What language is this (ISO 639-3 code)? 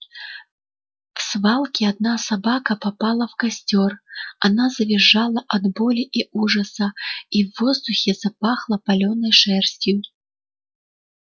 rus